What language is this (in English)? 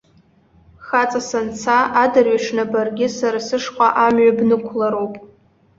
Abkhazian